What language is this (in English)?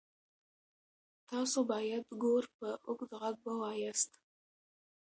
Pashto